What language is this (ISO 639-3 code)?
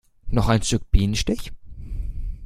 deu